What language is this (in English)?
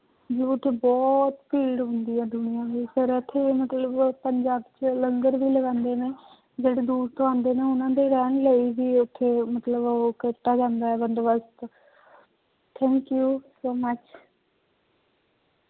Punjabi